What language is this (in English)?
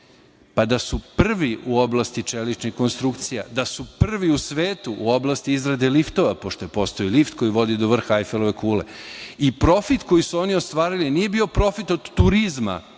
Serbian